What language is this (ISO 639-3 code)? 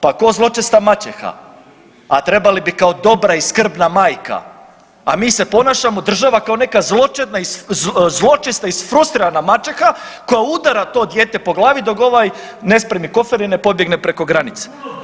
hrv